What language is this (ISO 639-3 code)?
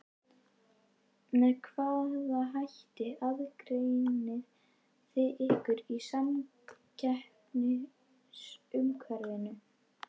isl